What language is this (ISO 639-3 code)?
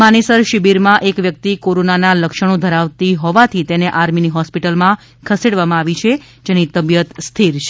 guj